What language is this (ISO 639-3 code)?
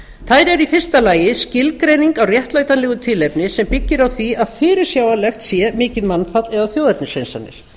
isl